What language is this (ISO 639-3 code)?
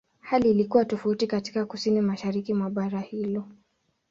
swa